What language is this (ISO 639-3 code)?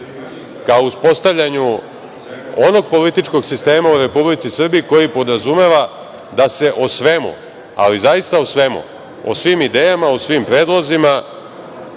srp